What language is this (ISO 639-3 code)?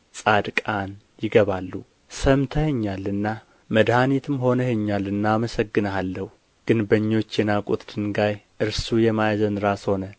amh